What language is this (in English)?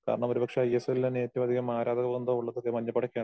Malayalam